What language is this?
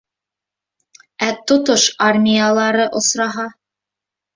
Bashkir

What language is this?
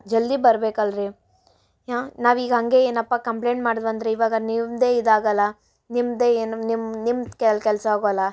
Kannada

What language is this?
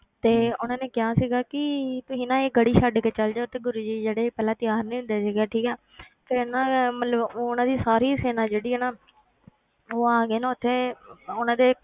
Punjabi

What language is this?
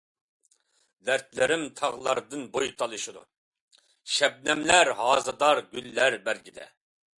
Uyghur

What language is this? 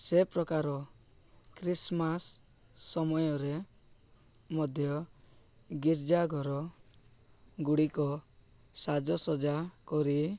Odia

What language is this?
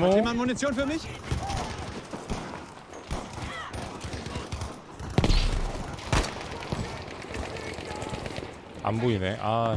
Korean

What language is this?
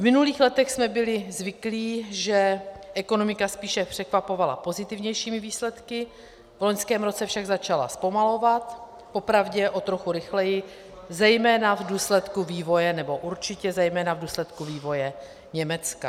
Czech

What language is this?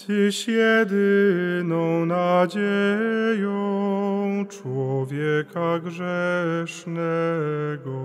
Polish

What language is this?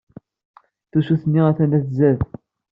Kabyle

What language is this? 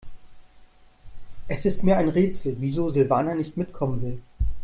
German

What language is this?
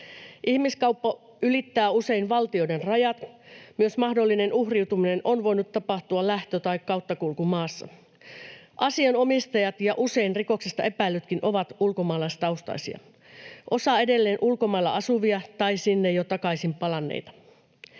Finnish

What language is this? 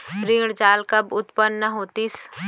Chhattisgarhi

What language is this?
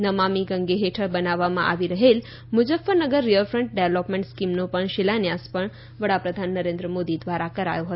Gujarati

